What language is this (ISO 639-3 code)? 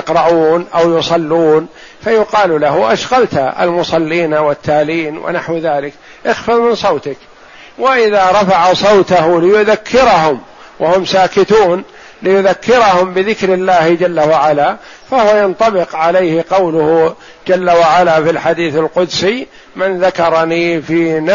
ara